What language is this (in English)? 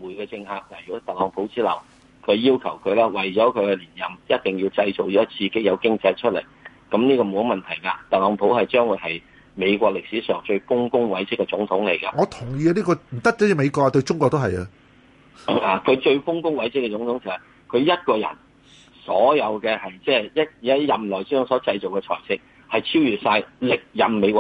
Chinese